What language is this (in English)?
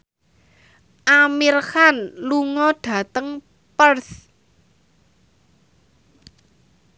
Javanese